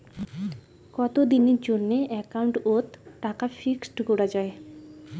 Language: Bangla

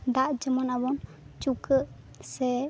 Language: Santali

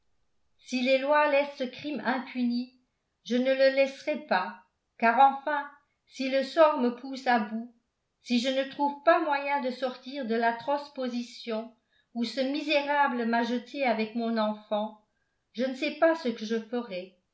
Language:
French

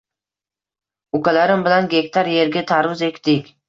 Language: Uzbek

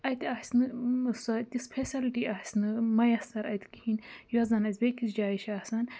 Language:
Kashmiri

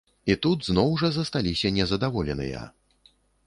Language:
Belarusian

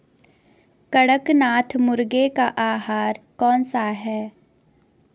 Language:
Hindi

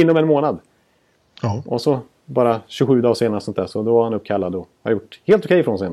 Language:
Swedish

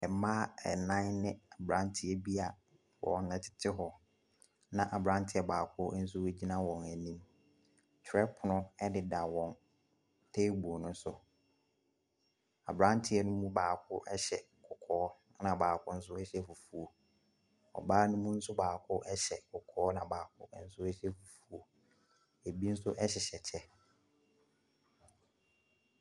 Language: Akan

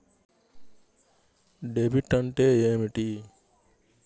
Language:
Telugu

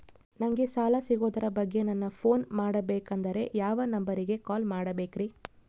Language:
Kannada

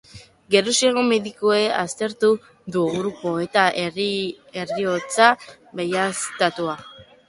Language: Basque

